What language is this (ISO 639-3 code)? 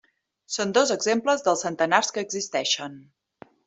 cat